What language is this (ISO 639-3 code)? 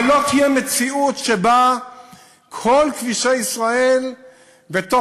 heb